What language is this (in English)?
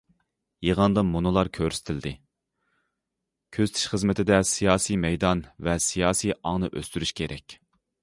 Uyghur